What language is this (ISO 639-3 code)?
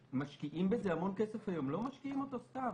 heb